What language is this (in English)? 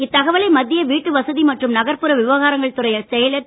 Tamil